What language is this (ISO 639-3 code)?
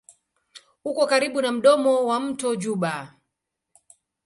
swa